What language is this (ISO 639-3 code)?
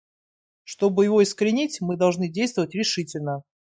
rus